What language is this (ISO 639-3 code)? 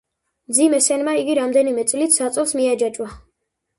kat